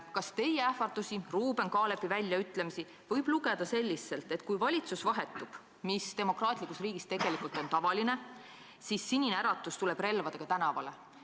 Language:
Estonian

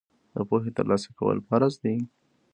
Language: Pashto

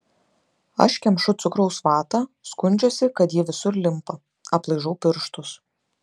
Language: Lithuanian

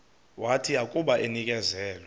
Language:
Xhosa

